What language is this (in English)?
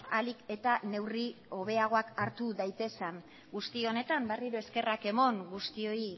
Basque